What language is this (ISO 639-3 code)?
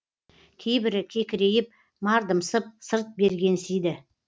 kaz